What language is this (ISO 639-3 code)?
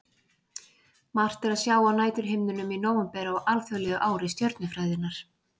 isl